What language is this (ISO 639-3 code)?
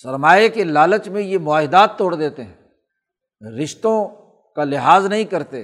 urd